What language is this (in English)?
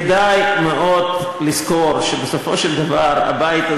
Hebrew